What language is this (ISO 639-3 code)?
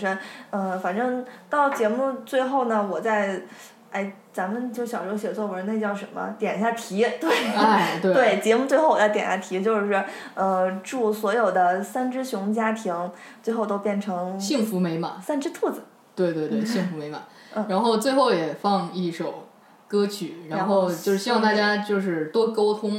zho